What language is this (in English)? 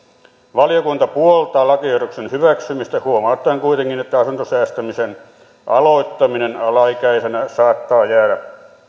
Finnish